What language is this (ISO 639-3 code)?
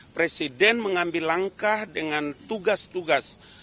ind